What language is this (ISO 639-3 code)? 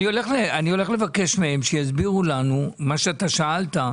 heb